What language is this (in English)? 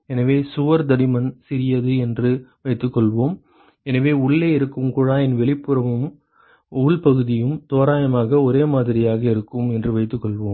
Tamil